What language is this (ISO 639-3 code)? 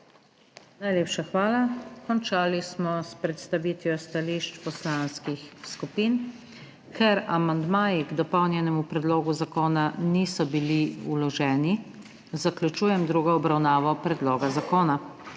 slv